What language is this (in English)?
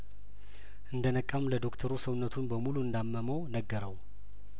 Amharic